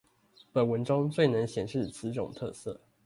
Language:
Chinese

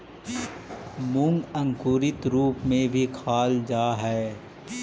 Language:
Magahi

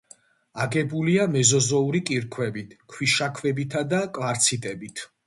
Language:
Georgian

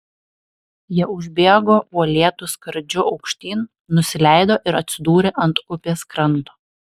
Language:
Lithuanian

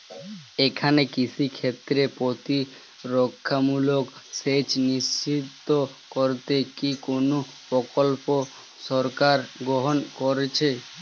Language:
Bangla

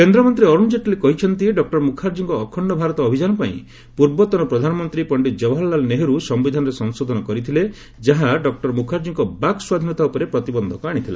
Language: Odia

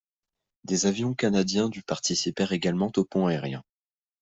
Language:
French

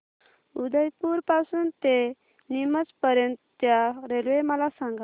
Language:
Marathi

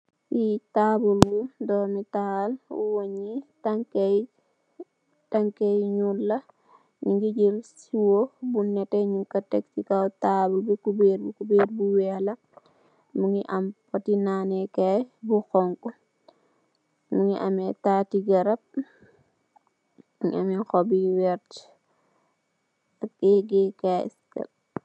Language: Wolof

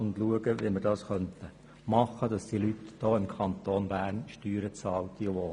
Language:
Swiss German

